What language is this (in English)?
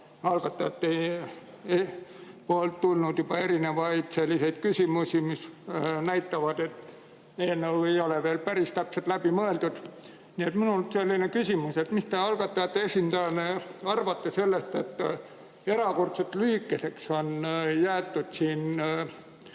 Estonian